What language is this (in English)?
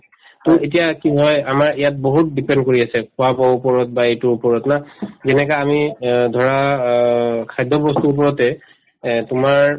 Assamese